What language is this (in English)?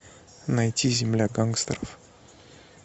Russian